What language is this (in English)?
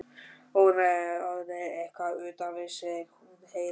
Icelandic